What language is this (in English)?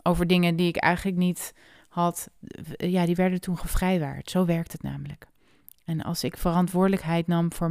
Dutch